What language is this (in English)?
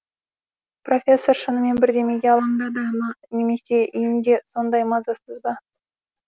Kazakh